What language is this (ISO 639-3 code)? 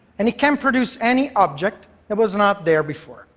eng